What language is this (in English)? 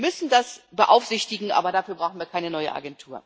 German